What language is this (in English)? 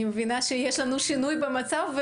Hebrew